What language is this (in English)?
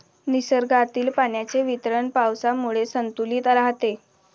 Marathi